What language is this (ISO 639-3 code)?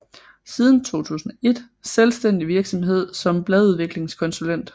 dan